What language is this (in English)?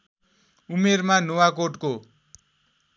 Nepali